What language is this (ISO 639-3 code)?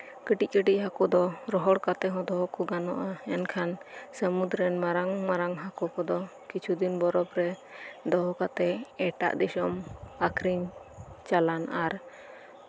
sat